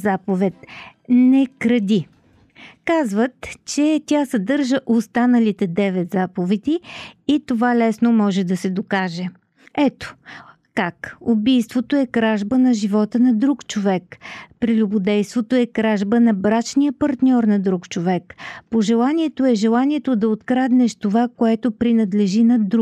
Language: Bulgarian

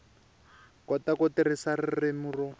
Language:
Tsonga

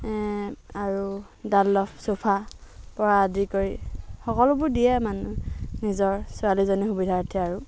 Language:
Assamese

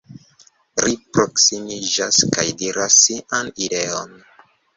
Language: Esperanto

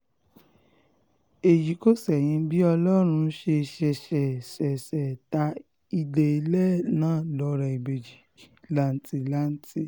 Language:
Yoruba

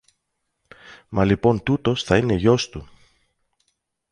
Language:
Greek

